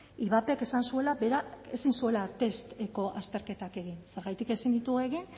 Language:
Basque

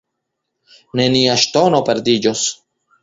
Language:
Esperanto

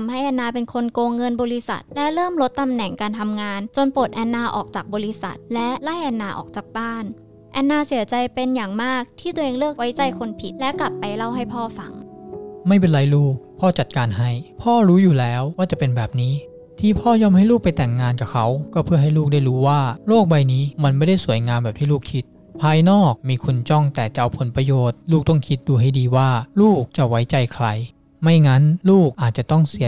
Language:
Thai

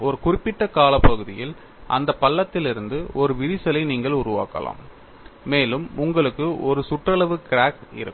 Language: Tamil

